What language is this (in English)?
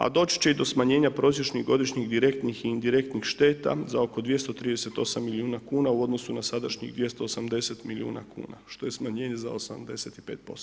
Croatian